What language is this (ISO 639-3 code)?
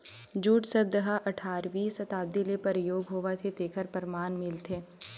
hne